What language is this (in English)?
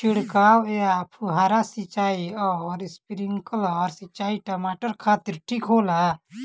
Bhojpuri